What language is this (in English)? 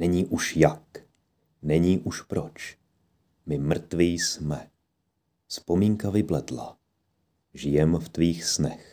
Czech